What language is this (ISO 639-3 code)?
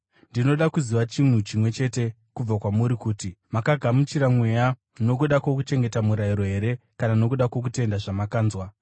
sna